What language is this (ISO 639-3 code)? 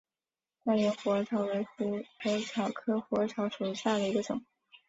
zho